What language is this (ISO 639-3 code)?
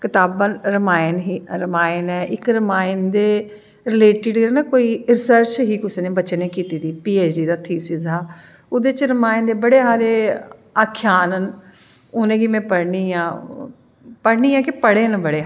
doi